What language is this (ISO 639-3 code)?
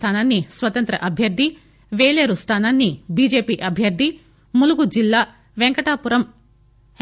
tel